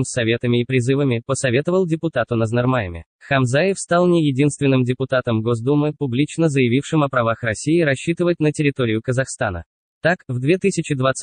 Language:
Russian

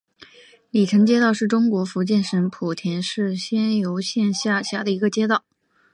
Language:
Chinese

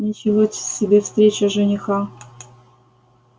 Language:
Russian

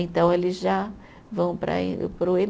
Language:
Portuguese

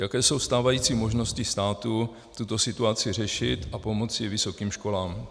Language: Czech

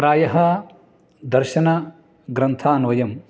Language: Sanskrit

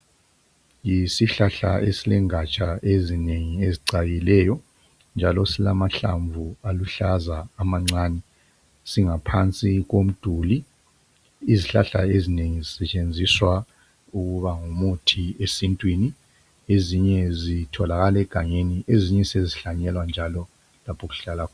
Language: North Ndebele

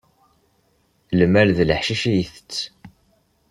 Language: Kabyle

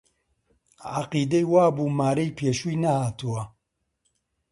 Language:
Central Kurdish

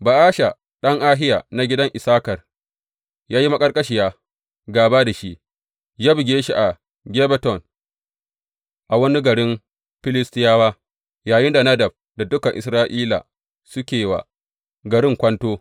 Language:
Hausa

